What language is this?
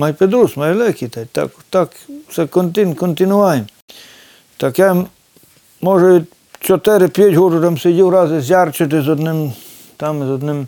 Ukrainian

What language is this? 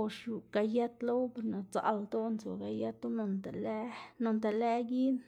Xanaguía Zapotec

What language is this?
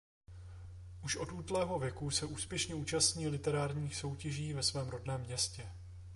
Czech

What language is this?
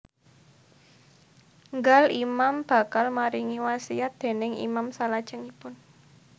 Javanese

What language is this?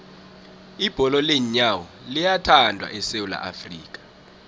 South Ndebele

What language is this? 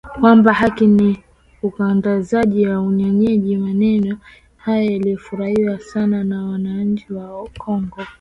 Swahili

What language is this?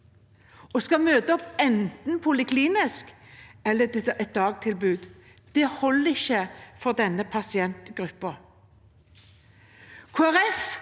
Norwegian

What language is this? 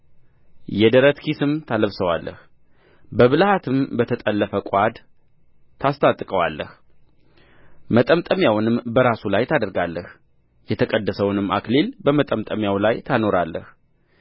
Amharic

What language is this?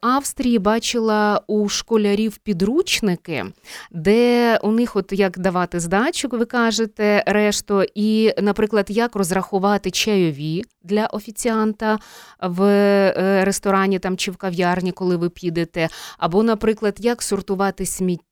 Ukrainian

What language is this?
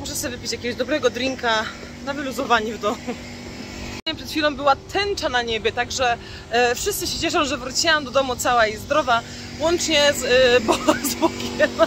Polish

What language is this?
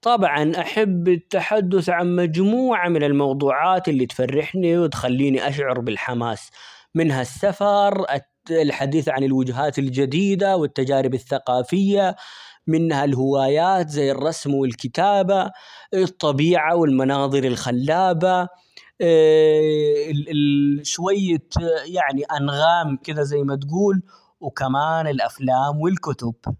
Omani Arabic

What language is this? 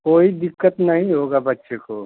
Hindi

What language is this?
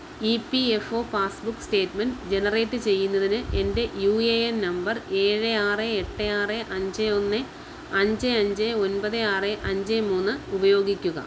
Malayalam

